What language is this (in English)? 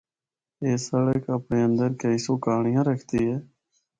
Northern Hindko